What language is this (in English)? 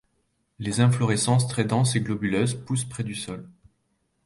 French